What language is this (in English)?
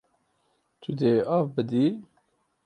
Kurdish